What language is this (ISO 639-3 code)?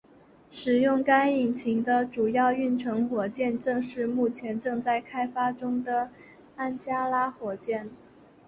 zho